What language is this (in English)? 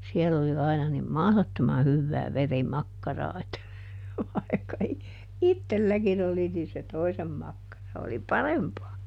Finnish